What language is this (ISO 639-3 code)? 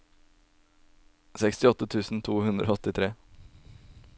nor